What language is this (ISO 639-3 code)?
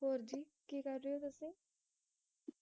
pan